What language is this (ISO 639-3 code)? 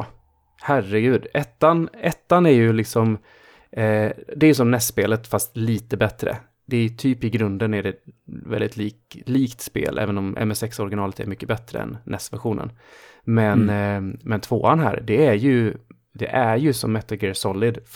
swe